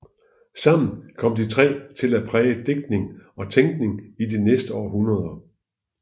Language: Danish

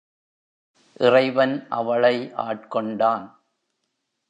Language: Tamil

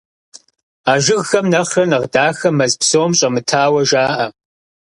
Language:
Kabardian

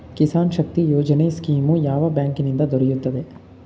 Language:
Kannada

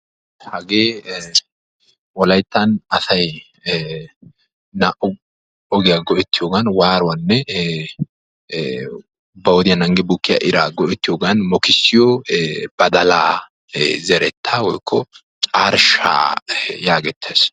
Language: Wolaytta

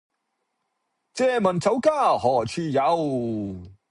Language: Cantonese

